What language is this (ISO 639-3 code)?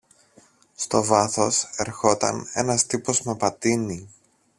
ell